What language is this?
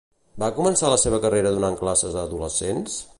Catalan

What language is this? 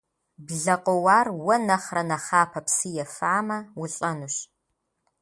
Kabardian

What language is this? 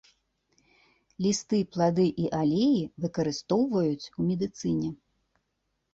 Belarusian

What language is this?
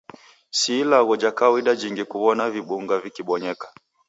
Taita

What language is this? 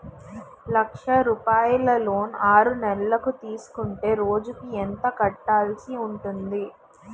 Telugu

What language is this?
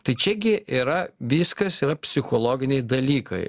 Lithuanian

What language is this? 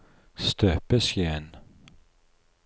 Norwegian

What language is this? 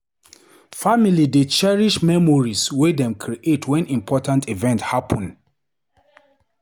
Nigerian Pidgin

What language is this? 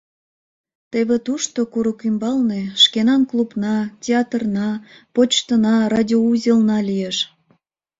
Mari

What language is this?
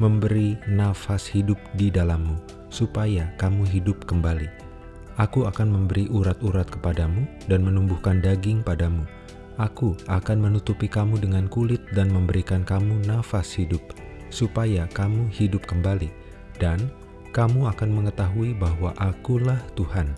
Indonesian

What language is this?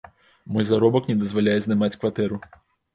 Belarusian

